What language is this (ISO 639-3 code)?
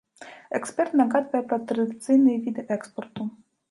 bel